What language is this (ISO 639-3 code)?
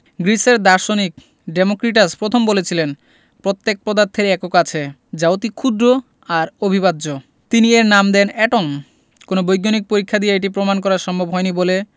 ben